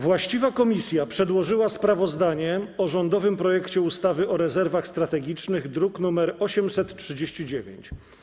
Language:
Polish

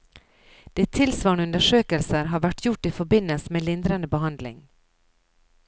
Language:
Norwegian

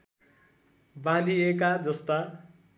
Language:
Nepali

